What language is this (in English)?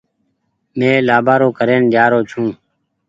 Goaria